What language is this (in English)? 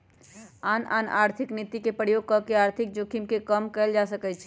Magahi